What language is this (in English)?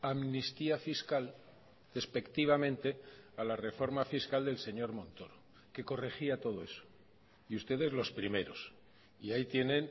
Spanish